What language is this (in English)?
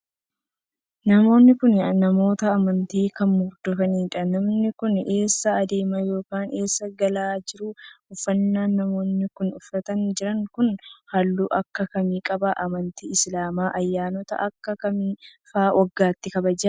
Oromo